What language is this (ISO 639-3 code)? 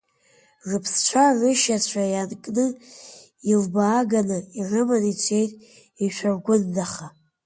abk